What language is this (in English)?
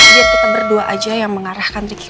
Indonesian